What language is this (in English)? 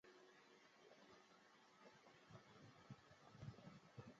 Chinese